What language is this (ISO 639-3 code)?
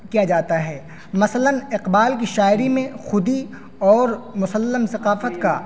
urd